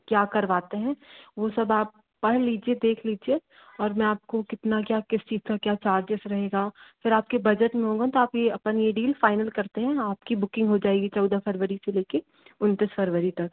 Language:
Hindi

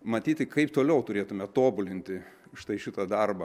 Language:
Lithuanian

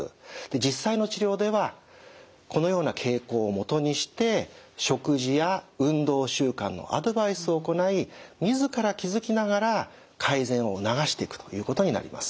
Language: Japanese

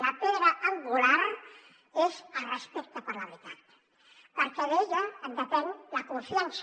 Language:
Catalan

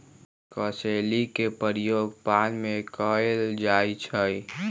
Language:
Magahi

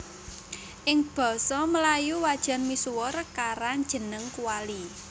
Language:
Javanese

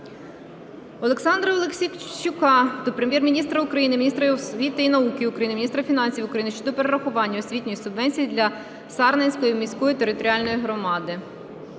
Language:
Ukrainian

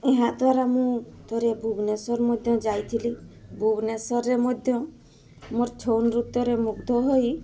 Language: Odia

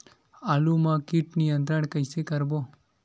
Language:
Chhattisgarhi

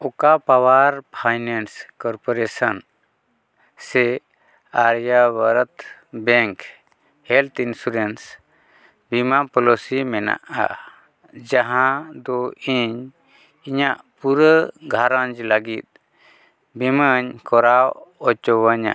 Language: Santali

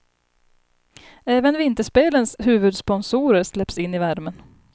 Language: Swedish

